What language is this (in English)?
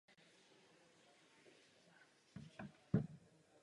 Czech